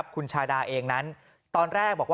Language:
Thai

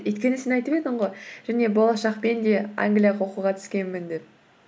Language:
Kazakh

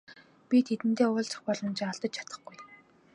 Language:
Mongolian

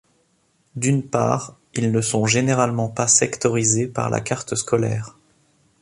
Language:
French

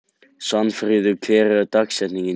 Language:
Icelandic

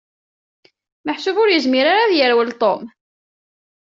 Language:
Kabyle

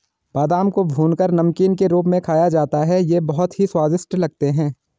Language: Hindi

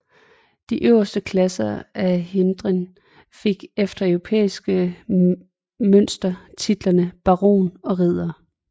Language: Danish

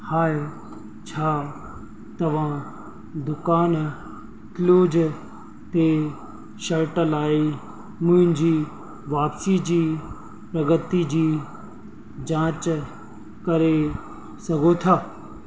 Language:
Sindhi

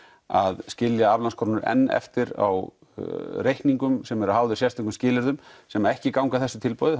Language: Icelandic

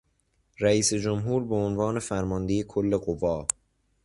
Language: Persian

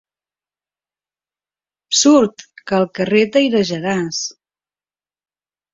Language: Catalan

